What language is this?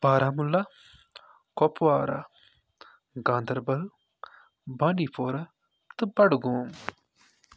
Kashmiri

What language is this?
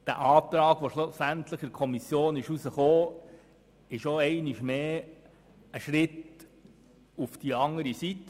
Swiss German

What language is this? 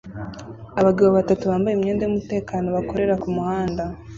Kinyarwanda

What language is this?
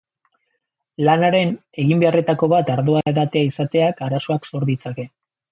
Basque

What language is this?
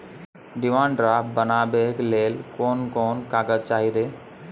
Maithili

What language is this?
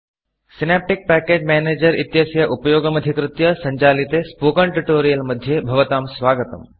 Sanskrit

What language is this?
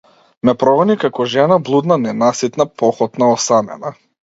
Macedonian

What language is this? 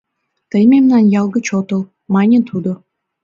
Mari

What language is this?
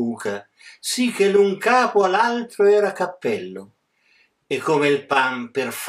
Italian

